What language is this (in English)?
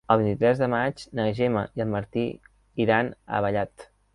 Catalan